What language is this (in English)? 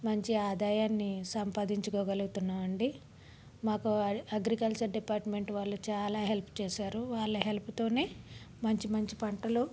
Telugu